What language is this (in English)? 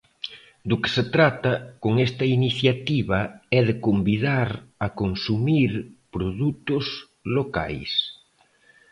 Galician